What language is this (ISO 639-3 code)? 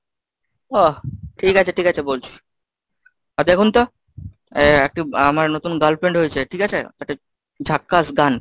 ben